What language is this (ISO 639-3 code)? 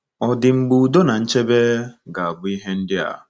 ibo